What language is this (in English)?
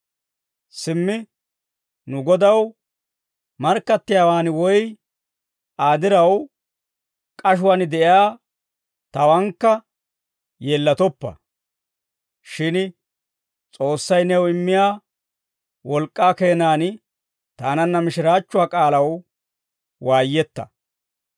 Dawro